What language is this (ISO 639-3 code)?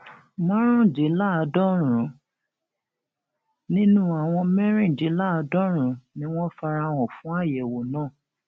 yor